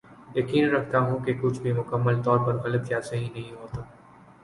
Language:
Urdu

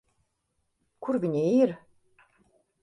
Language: Latvian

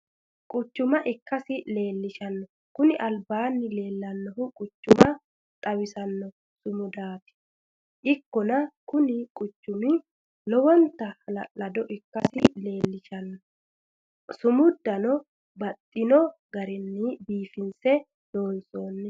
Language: Sidamo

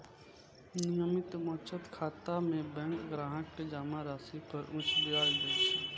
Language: Maithili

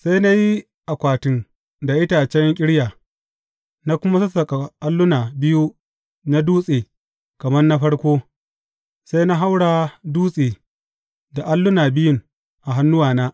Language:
Hausa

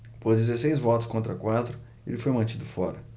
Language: Portuguese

